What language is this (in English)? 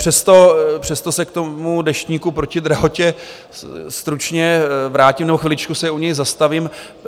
Czech